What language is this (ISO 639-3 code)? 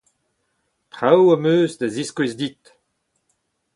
bre